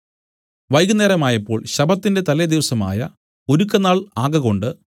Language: Malayalam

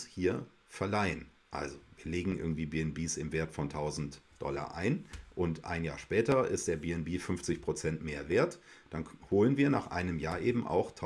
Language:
German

